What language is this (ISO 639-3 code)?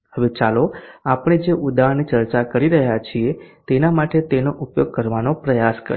guj